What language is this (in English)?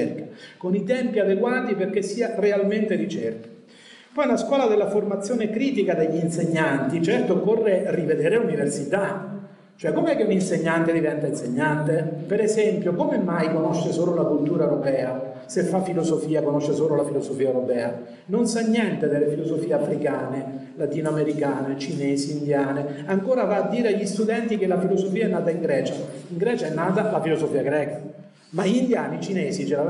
Italian